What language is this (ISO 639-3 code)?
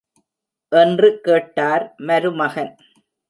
tam